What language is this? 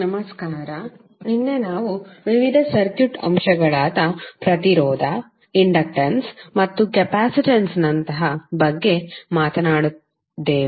Kannada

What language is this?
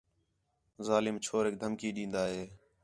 Khetrani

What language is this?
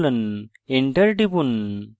Bangla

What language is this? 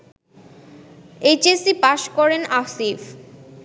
Bangla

